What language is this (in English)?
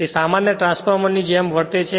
Gujarati